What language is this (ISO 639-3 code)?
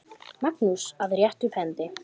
isl